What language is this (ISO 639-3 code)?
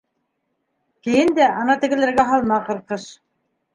bak